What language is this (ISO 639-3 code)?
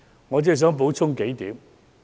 yue